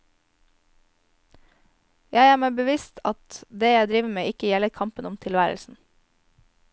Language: Norwegian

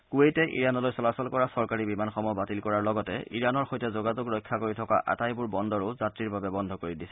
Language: Assamese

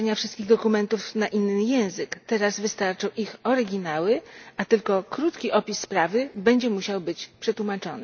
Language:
Polish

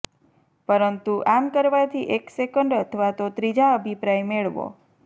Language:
Gujarati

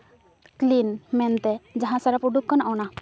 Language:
Santali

